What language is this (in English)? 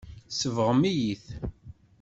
Kabyle